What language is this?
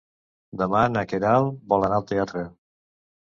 Catalan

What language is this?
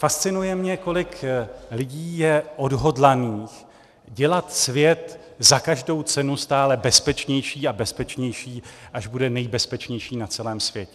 Czech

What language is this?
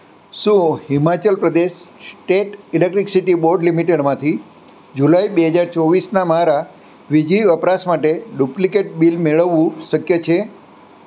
Gujarati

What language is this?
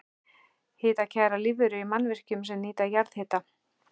Icelandic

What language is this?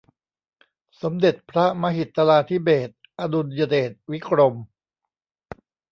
Thai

